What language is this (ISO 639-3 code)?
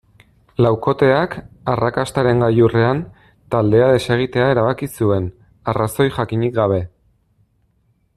eus